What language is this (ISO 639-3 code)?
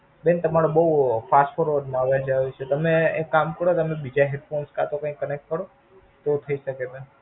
guj